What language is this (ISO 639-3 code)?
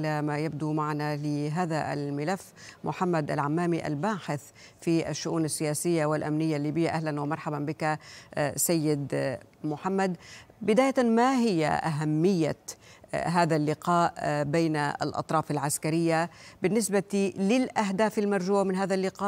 ara